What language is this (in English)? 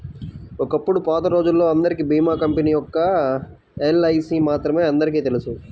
Telugu